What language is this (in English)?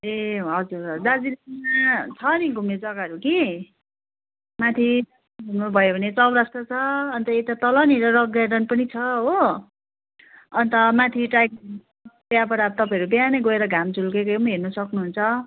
Nepali